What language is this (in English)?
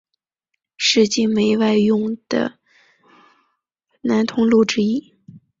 Chinese